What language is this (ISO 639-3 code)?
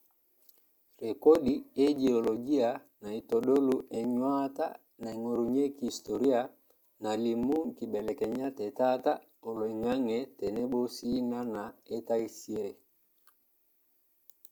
mas